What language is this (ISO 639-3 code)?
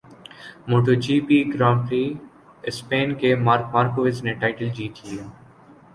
urd